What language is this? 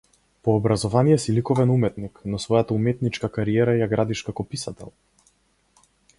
Macedonian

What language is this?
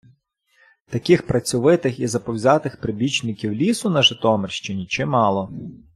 Ukrainian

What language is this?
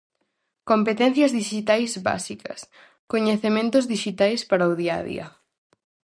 Galician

